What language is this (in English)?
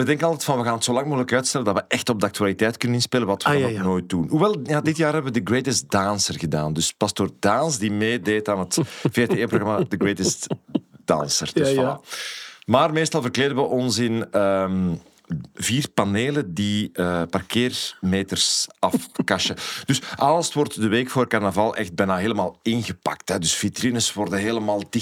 Dutch